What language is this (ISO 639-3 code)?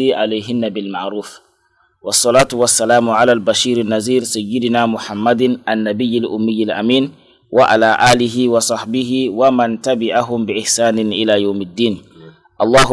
ind